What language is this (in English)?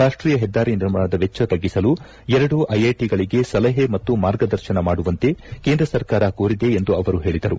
Kannada